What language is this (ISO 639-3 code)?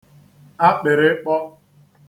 ibo